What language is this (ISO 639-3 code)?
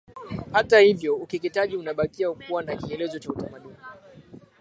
swa